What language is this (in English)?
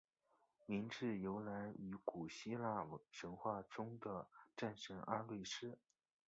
Chinese